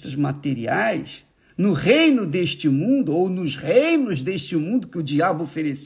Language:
Portuguese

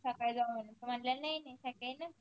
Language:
Marathi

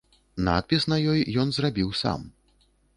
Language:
Belarusian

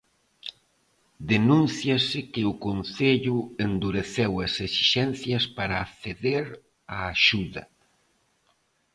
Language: Galician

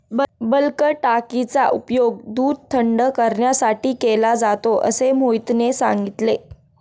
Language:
Marathi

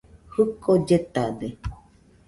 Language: Nüpode Huitoto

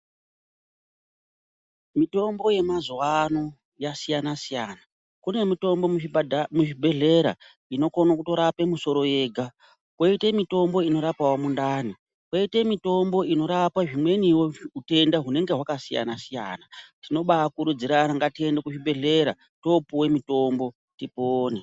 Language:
Ndau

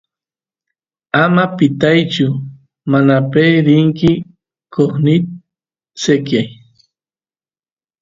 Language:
Santiago del Estero Quichua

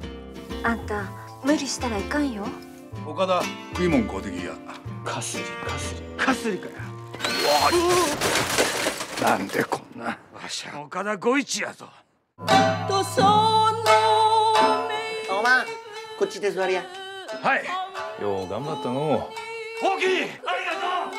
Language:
Japanese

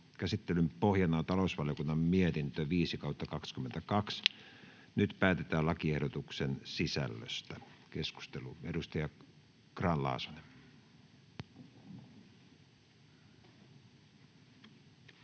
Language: Finnish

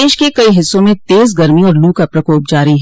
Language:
Hindi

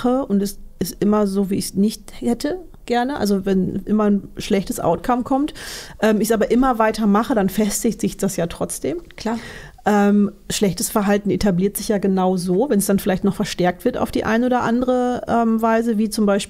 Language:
German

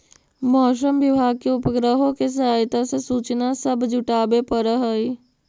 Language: Magahi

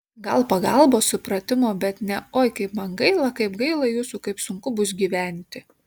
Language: Lithuanian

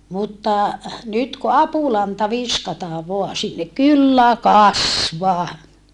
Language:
Finnish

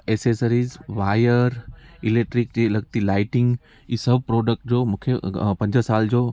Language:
Sindhi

